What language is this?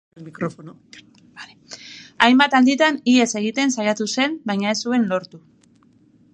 Basque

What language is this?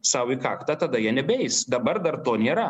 Lithuanian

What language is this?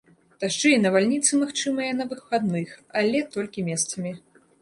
Belarusian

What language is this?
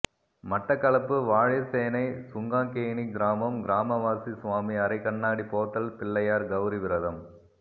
Tamil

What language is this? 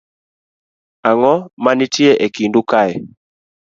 Luo (Kenya and Tanzania)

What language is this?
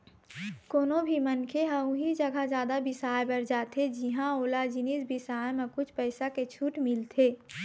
Chhattisgarhi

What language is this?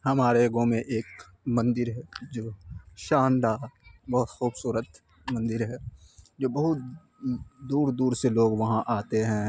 Urdu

